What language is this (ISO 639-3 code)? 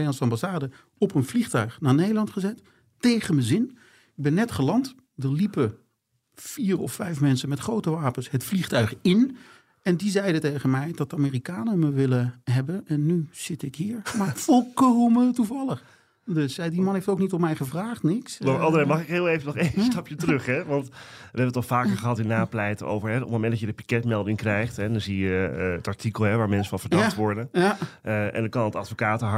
nld